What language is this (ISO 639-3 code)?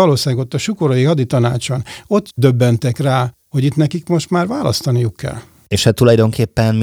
hun